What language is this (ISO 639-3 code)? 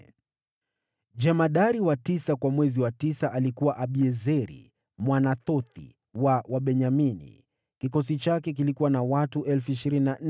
swa